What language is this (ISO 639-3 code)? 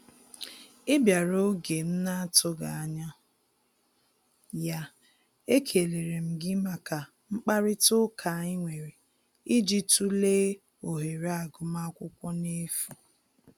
ibo